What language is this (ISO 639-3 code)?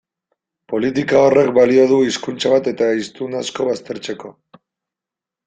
eus